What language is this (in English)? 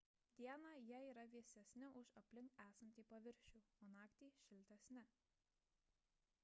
Lithuanian